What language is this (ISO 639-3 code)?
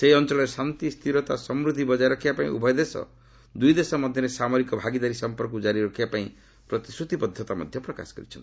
ori